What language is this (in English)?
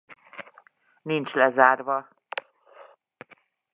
Hungarian